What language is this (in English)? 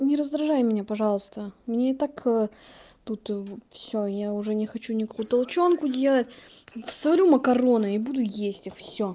Russian